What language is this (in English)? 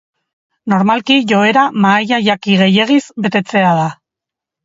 Basque